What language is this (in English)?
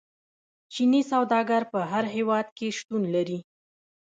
Pashto